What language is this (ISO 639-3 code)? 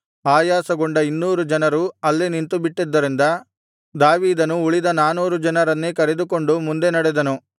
kan